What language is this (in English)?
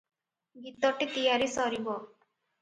Odia